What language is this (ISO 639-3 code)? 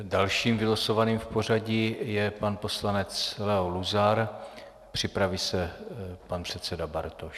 ces